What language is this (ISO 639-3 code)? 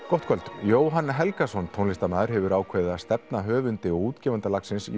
isl